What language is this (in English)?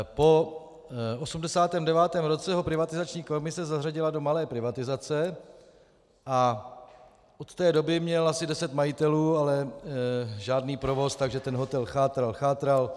Czech